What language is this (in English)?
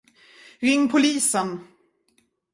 Swedish